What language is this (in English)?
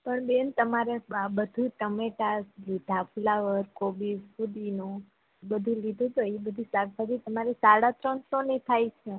Gujarati